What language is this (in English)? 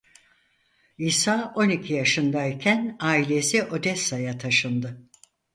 Turkish